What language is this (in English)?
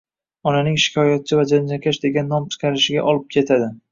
Uzbek